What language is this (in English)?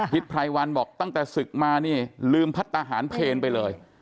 Thai